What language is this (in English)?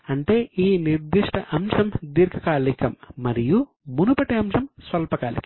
Telugu